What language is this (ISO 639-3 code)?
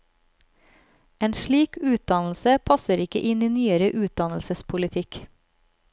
nor